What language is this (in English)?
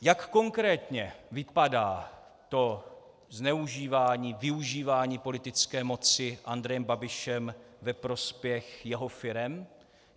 Czech